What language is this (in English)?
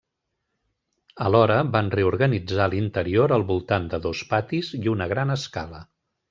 Catalan